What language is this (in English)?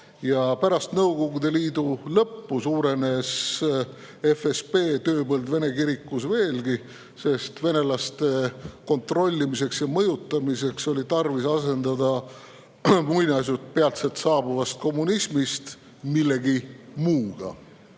Estonian